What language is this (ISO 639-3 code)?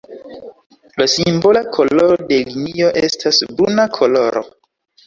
epo